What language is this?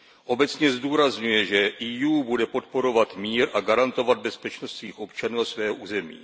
Czech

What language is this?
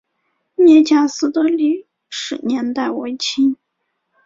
Chinese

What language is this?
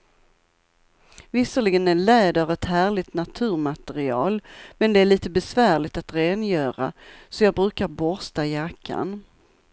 Swedish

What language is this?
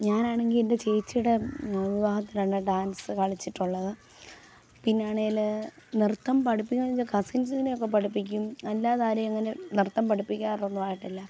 Malayalam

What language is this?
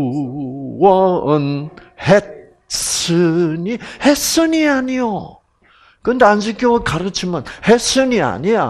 Korean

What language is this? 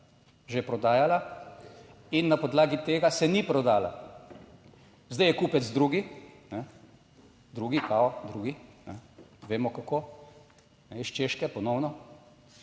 Slovenian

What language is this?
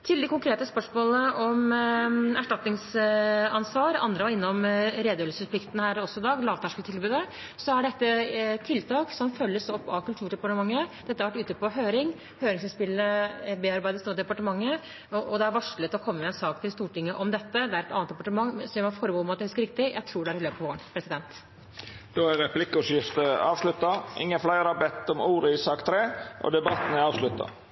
Norwegian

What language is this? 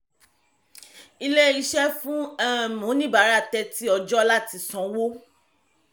Yoruba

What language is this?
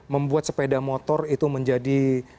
Indonesian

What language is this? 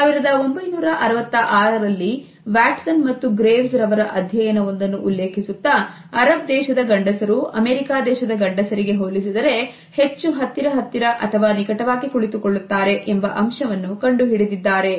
Kannada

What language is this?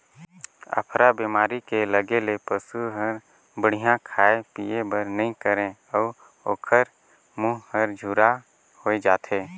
Chhattisgarhi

